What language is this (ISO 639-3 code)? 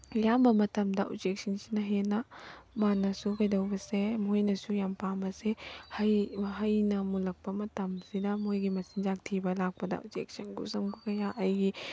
mni